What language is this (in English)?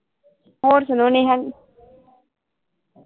Punjabi